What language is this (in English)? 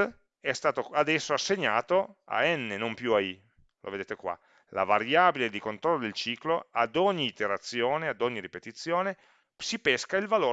Italian